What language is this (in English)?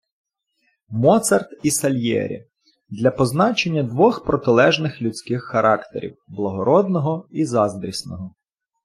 Ukrainian